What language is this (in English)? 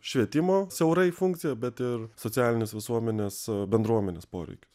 Lithuanian